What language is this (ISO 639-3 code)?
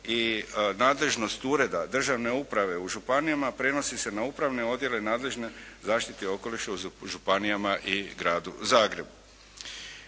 hrv